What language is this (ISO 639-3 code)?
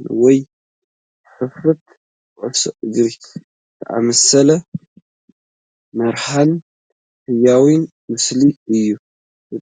tir